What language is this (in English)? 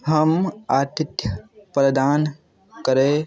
Maithili